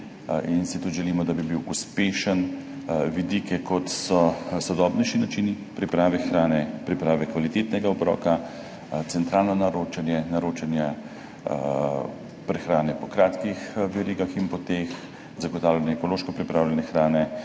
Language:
Slovenian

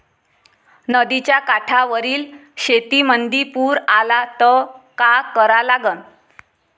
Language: Marathi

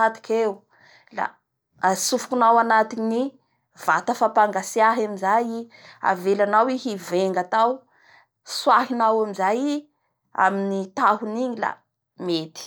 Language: Bara Malagasy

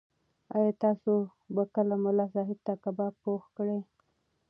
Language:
Pashto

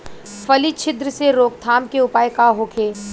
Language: Bhojpuri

